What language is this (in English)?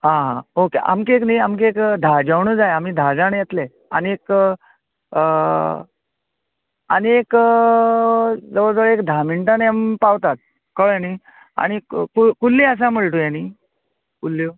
Konkani